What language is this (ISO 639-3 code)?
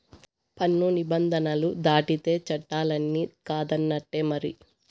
tel